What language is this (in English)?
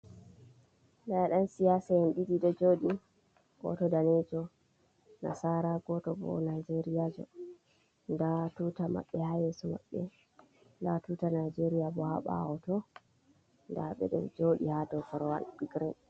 Fula